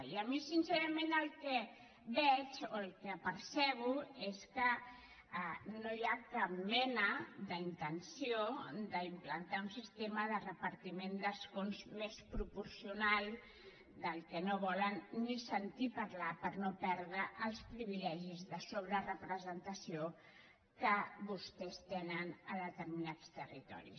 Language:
Catalan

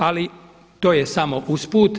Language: Croatian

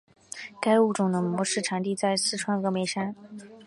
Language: Chinese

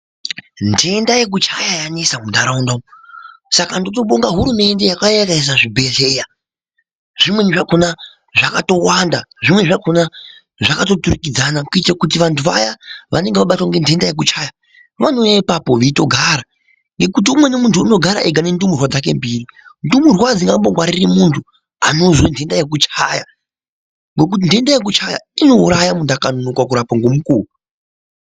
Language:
Ndau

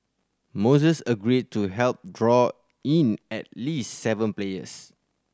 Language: English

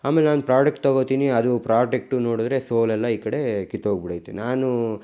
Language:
Kannada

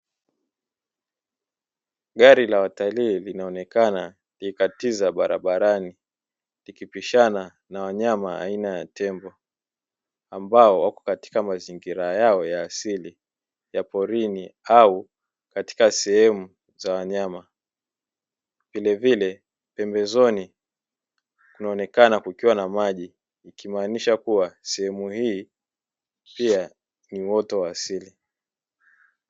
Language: Swahili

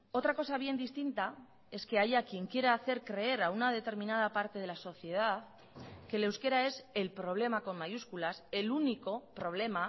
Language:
Spanish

